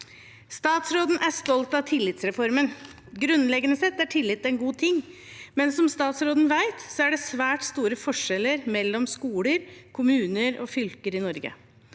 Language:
Norwegian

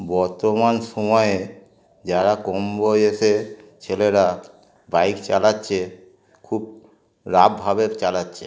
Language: Bangla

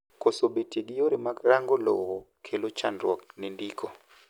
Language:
Luo (Kenya and Tanzania)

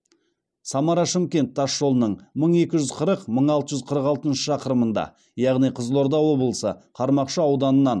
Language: Kazakh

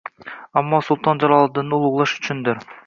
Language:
Uzbek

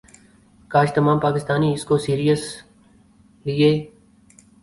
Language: Urdu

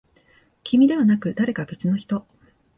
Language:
Japanese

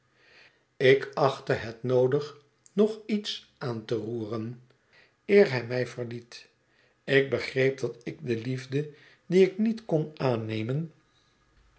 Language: Dutch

